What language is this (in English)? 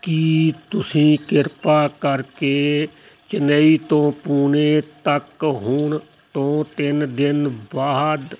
Punjabi